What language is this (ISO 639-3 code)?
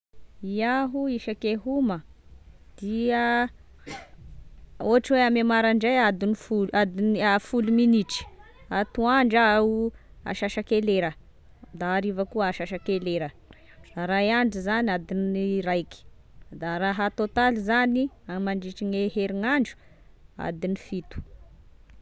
tkg